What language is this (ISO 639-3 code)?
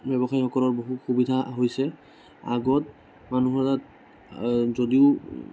asm